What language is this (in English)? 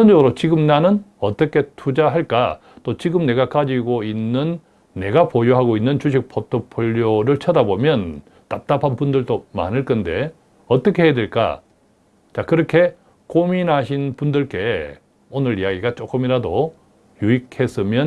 Korean